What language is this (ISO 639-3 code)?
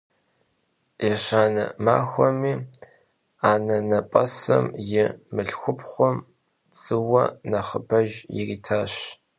kbd